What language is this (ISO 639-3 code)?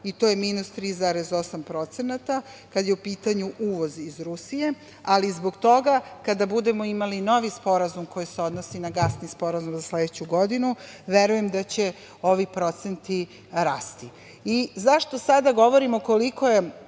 srp